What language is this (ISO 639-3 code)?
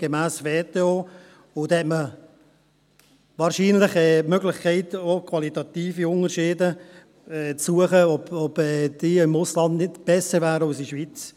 gsw